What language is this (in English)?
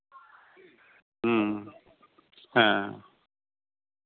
Santali